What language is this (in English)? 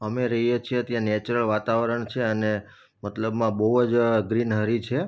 Gujarati